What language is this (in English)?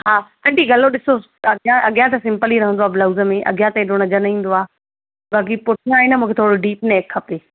Sindhi